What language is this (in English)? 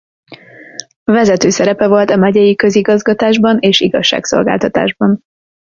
Hungarian